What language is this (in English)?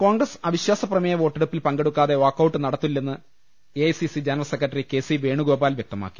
Malayalam